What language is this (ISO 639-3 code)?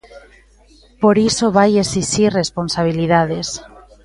glg